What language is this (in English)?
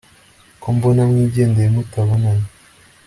Kinyarwanda